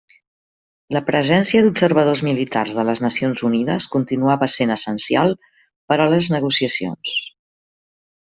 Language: Catalan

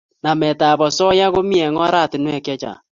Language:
Kalenjin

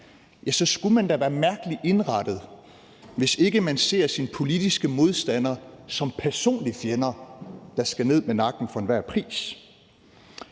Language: Danish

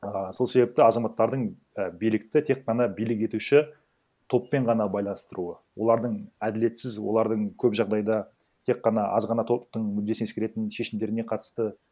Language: Kazakh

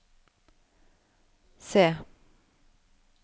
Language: Norwegian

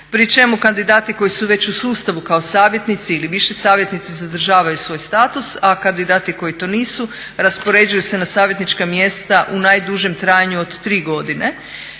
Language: Croatian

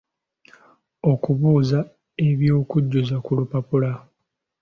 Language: Ganda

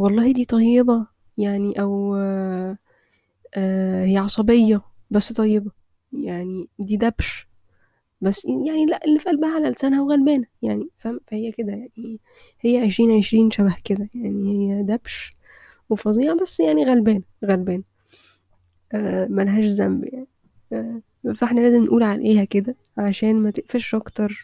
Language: Arabic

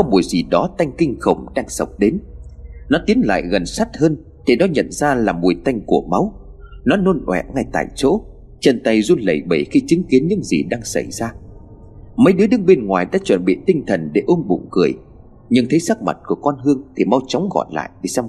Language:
Vietnamese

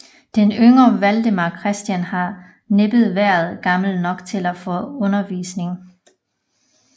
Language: Danish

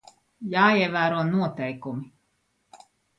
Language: Latvian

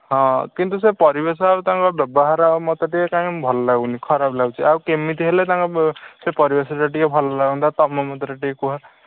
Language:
Odia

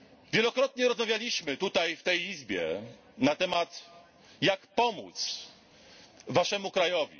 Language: Polish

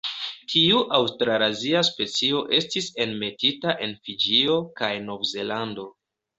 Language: Esperanto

